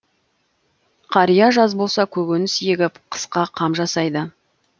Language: Kazakh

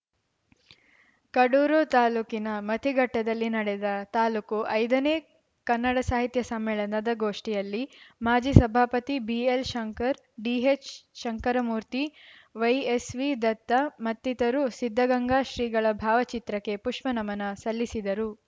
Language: Kannada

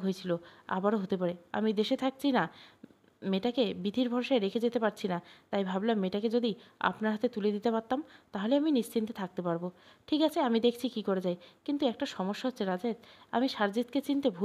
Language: Bangla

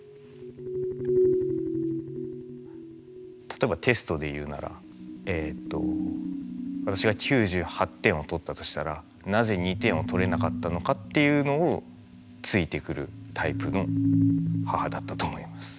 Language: Japanese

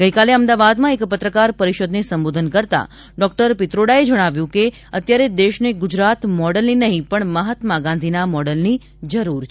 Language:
Gujarati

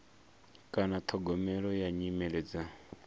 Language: Venda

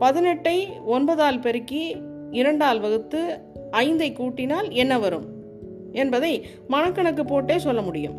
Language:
Tamil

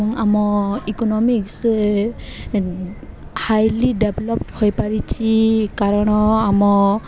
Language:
Odia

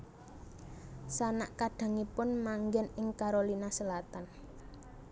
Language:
Javanese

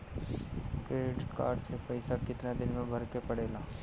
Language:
Bhojpuri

